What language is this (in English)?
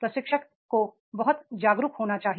Hindi